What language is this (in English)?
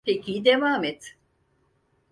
Turkish